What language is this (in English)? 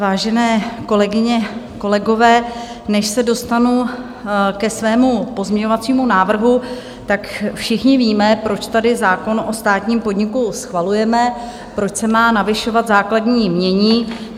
Czech